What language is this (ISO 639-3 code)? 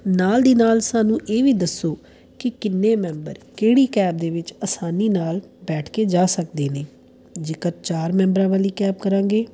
pan